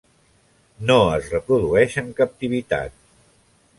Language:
Catalan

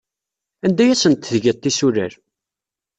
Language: Kabyle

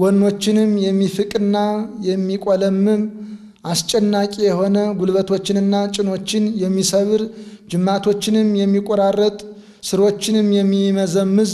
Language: Arabic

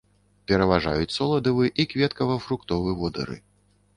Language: Belarusian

